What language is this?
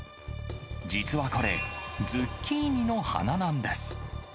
Japanese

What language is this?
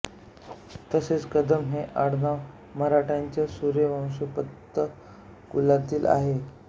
Marathi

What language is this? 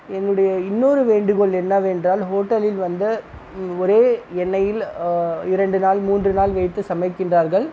Tamil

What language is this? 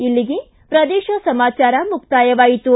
Kannada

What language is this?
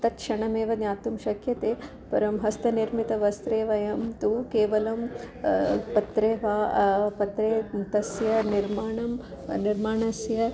Sanskrit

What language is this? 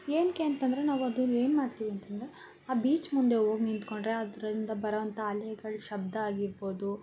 Kannada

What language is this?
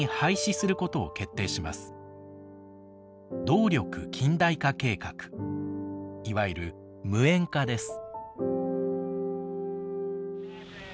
Japanese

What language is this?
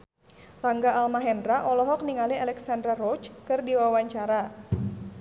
Sundanese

